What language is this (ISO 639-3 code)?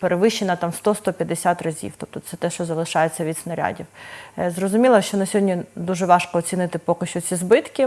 ukr